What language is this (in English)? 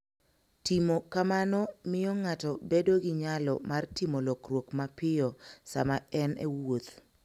Luo (Kenya and Tanzania)